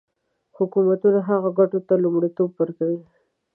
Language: Pashto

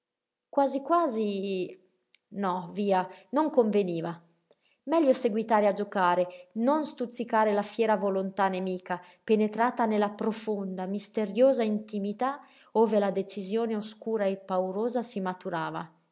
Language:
Italian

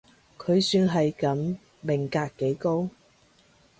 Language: Cantonese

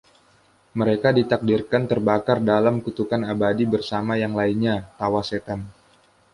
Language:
Indonesian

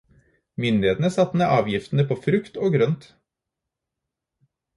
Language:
Norwegian Bokmål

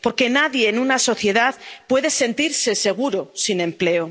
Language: Spanish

